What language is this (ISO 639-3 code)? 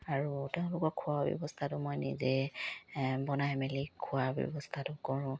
asm